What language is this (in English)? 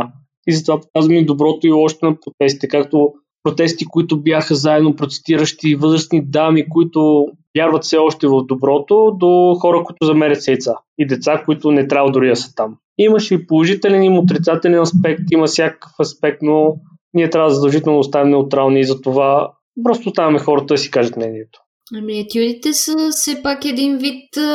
Bulgarian